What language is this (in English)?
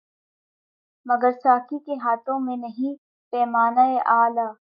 Urdu